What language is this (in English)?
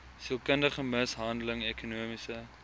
Afrikaans